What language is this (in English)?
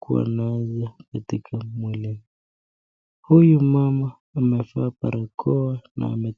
Swahili